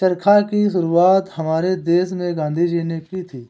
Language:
Hindi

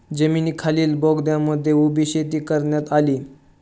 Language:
Marathi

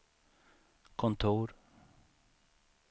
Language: Swedish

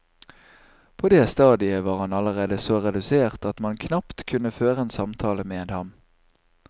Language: Norwegian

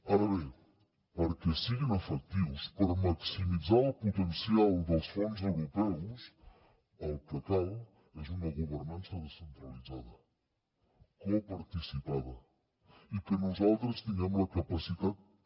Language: Catalan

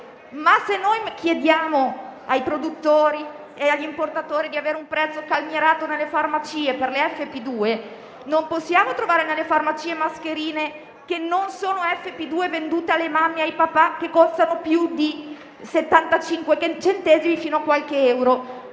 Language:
Italian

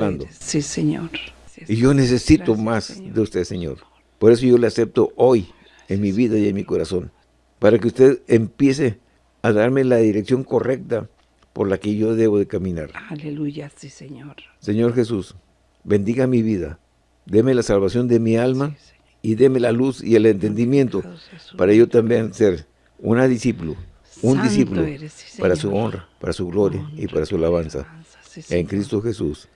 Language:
Spanish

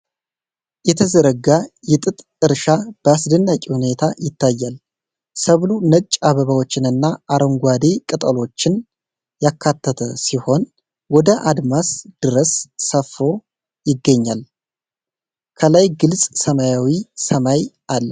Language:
Amharic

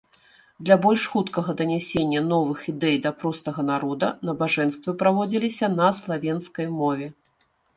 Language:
Belarusian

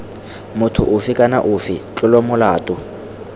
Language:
Tswana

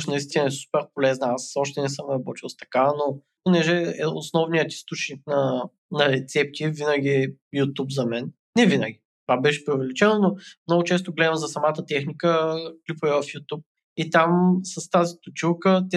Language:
Bulgarian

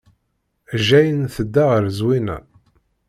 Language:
Kabyle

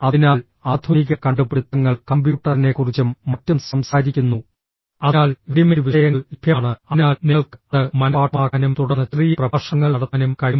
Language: Malayalam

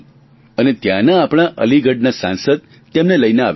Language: Gujarati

